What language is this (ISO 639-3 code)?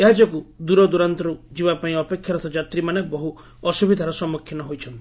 ori